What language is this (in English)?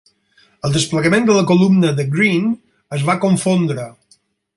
Catalan